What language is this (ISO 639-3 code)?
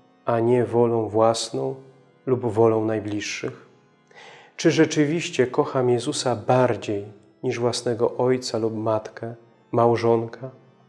pol